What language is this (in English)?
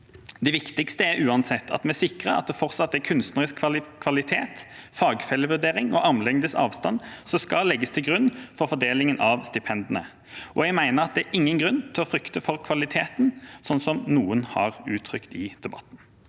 Norwegian